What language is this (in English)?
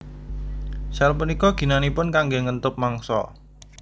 Javanese